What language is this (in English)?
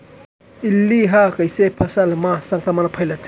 Chhattisgarhi